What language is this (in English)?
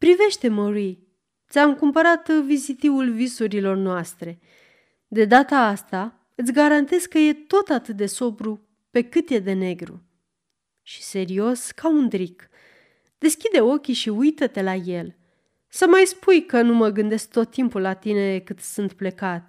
Romanian